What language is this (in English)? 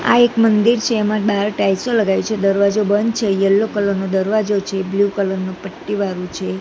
Gujarati